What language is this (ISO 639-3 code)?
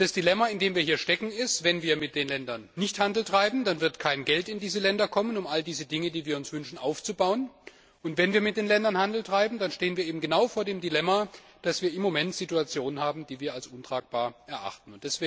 deu